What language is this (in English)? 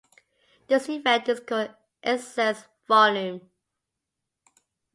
English